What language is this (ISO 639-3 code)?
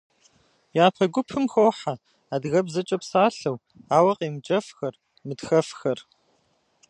kbd